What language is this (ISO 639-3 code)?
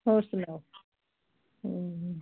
pan